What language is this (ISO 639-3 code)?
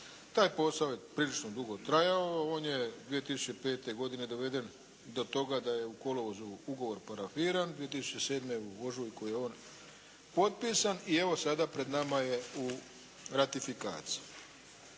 hrv